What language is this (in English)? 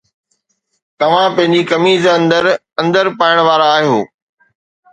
Sindhi